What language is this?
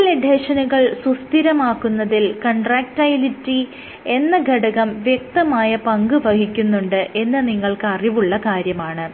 Malayalam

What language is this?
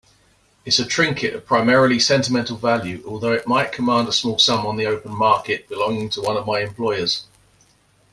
English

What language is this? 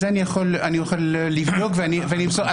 Hebrew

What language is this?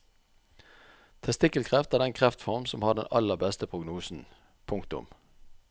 Norwegian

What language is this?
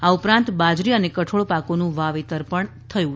Gujarati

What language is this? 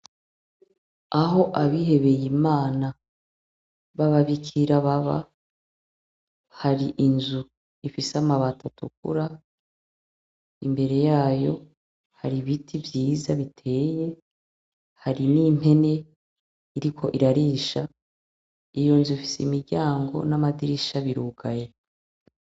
Rundi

